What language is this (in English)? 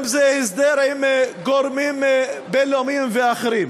Hebrew